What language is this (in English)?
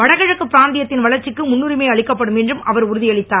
Tamil